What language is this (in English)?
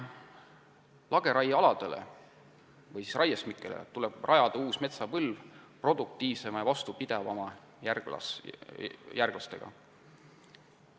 Estonian